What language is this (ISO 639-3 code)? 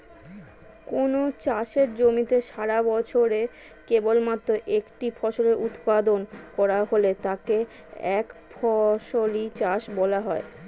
ben